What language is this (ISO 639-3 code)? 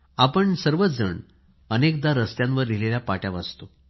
mar